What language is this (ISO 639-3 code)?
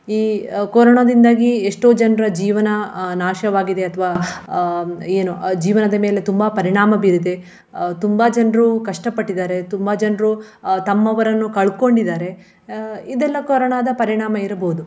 kan